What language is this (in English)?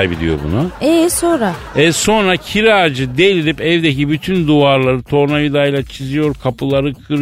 Turkish